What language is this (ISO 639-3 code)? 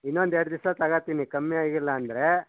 kan